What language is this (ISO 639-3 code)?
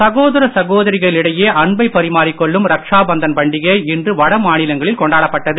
tam